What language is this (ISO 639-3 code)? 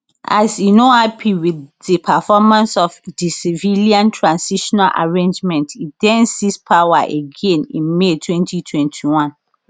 pcm